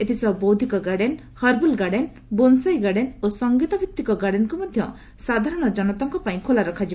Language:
Odia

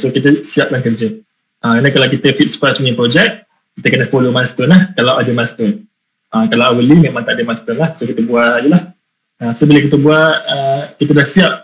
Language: Malay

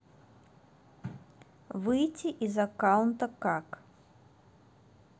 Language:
Russian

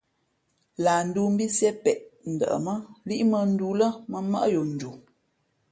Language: Fe'fe'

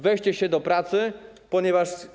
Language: Polish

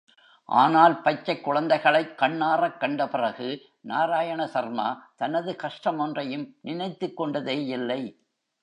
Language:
Tamil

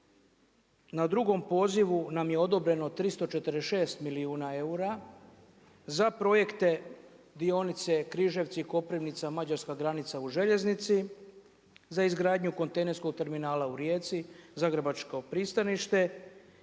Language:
Croatian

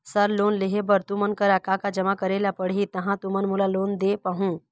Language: Chhattisgarhi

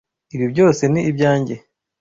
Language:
Kinyarwanda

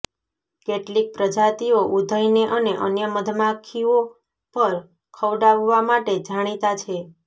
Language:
Gujarati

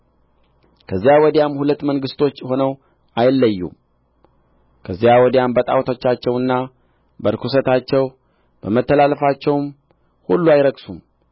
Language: Amharic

